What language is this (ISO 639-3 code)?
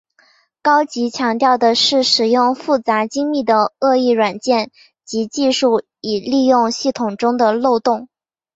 zho